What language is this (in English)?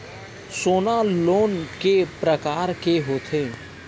Chhattisgarhi